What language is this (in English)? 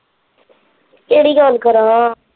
Punjabi